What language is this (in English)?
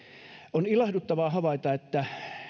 Finnish